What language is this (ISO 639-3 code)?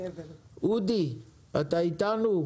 heb